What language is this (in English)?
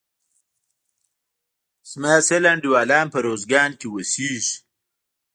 Pashto